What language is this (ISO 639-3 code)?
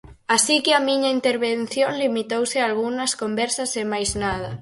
glg